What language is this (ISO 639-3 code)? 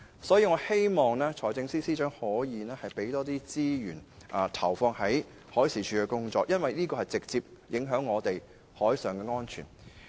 yue